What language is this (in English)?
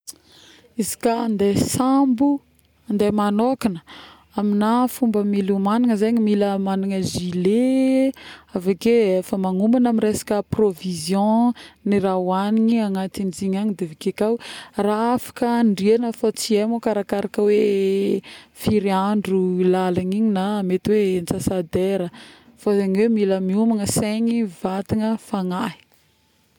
Northern Betsimisaraka Malagasy